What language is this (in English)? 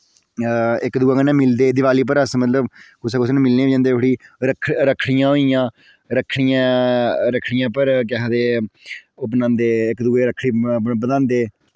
Dogri